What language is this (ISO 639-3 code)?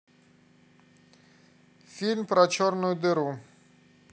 rus